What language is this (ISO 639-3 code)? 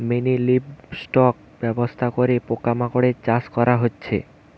ben